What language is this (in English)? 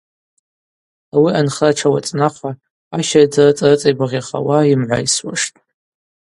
Abaza